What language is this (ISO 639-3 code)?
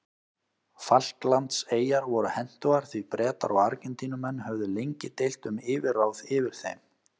isl